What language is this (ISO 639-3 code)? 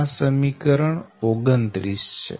guj